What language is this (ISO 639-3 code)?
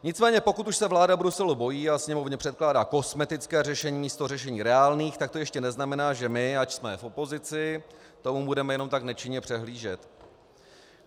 ces